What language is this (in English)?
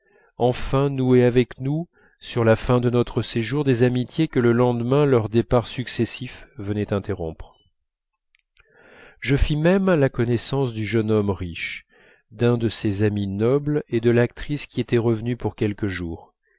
French